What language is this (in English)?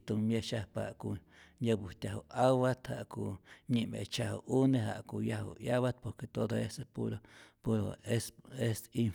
Rayón Zoque